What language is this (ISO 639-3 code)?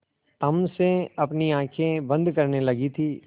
hin